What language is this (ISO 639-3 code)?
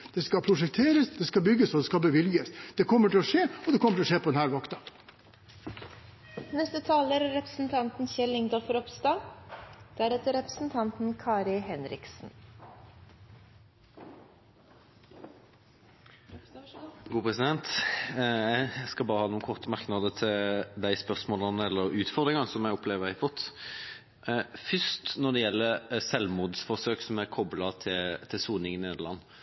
nob